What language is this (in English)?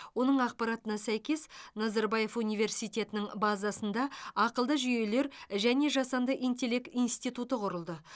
Kazakh